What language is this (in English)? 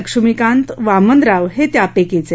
Marathi